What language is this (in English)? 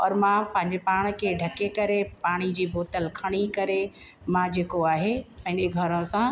Sindhi